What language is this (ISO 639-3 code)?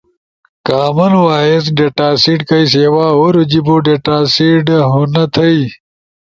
ush